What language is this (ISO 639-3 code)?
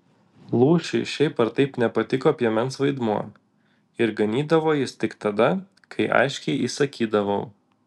lit